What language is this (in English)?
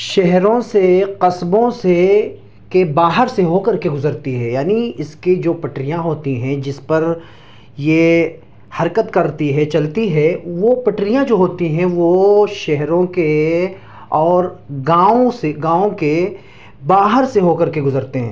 Urdu